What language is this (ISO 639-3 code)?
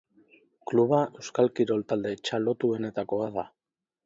eus